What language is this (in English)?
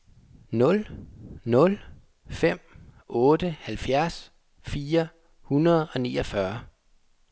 Danish